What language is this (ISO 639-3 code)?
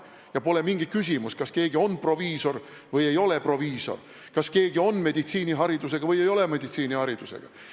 est